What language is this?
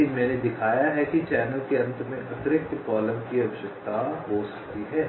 Hindi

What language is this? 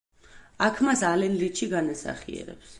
Georgian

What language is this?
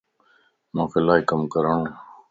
Lasi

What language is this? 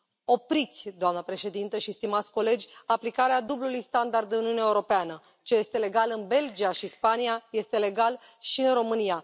Romanian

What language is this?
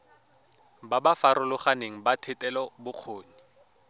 Tswana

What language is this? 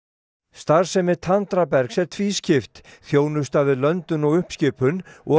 Icelandic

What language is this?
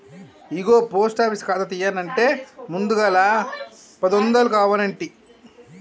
Telugu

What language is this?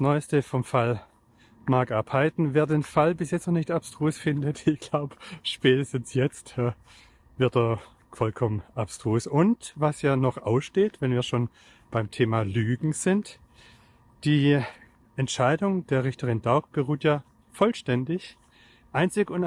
German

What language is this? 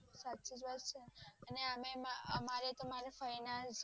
Gujarati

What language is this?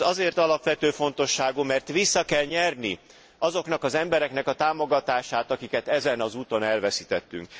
Hungarian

